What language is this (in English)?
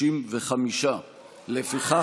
Hebrew